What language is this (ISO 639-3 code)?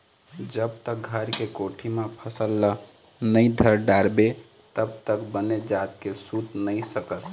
hne